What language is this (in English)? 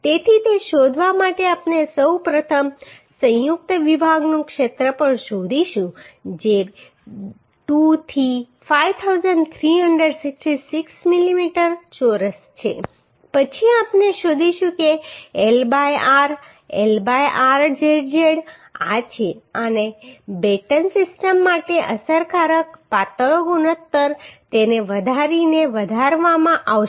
Gujarati